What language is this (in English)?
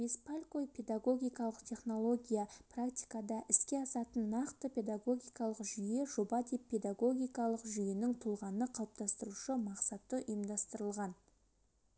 Kazakh